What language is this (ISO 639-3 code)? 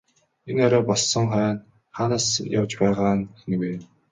mon